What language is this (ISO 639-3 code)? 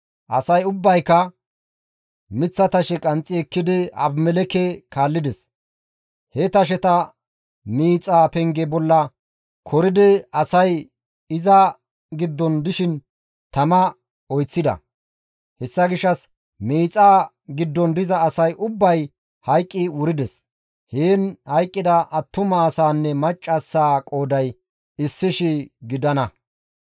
gmv